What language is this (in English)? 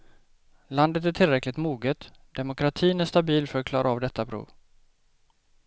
Swedish